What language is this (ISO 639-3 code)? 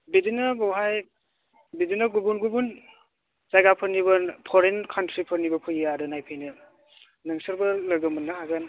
brx